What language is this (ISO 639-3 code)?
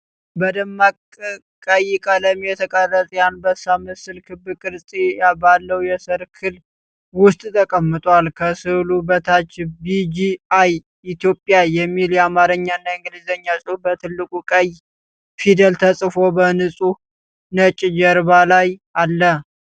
amh